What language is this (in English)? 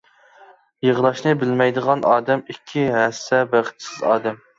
Uyghur